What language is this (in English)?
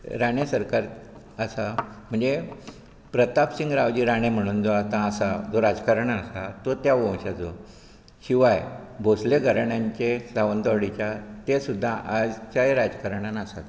Konkani